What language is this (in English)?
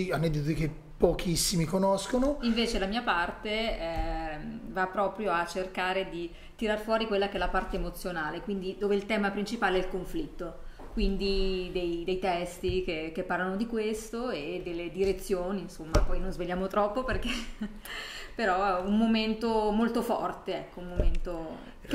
Italian